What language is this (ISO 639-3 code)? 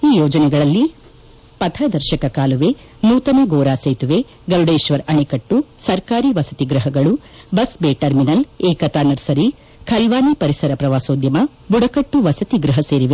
kan